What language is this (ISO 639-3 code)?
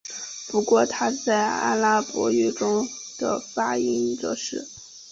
zho